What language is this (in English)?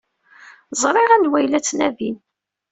Kabyle